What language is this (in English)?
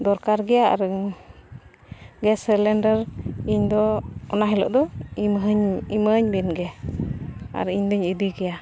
Santali